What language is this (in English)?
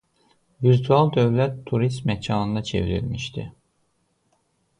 Azerbaijani